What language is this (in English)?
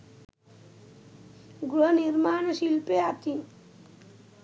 Sinhala